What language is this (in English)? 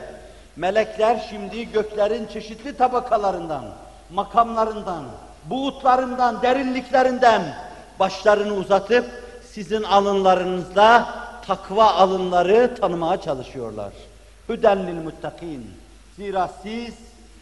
Turkish